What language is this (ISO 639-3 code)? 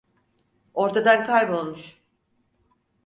tur